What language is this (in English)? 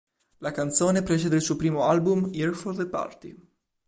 Italian